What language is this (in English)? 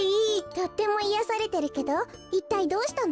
Japanese